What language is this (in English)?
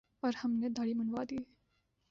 Urdu